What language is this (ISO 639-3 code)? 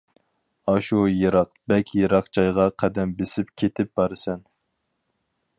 uig